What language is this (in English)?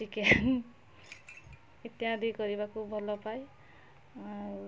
Odia